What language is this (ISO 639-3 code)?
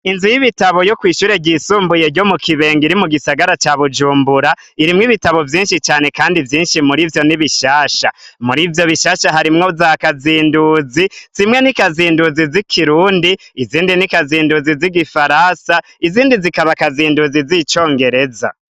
run